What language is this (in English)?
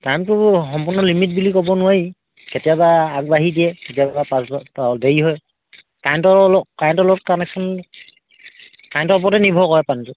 Assamese